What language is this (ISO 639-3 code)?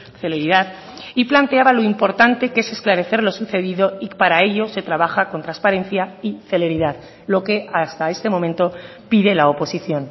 spa